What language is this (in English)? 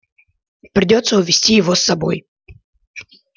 Russian